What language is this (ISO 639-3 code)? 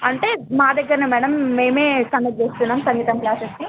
tel